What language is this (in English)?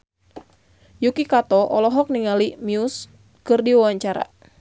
Sundanese